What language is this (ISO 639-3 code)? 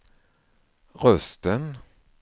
swe